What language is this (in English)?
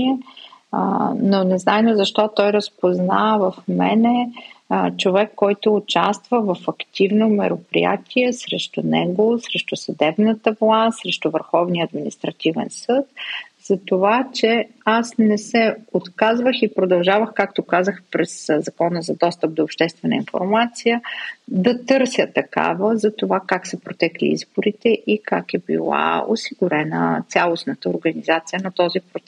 Bulgarian